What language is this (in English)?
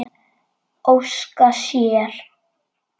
Icelandic